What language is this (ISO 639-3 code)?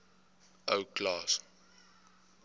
afr